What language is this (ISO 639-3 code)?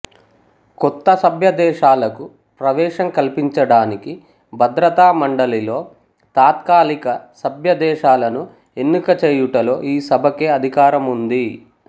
tel